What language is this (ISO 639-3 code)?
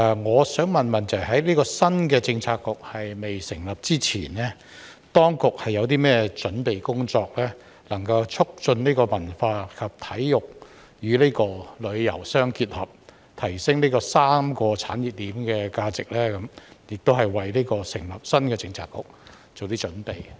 yue